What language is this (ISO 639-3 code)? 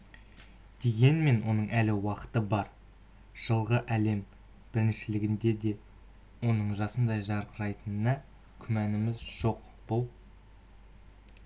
kaz